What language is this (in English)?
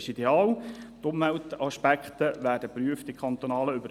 Swiss German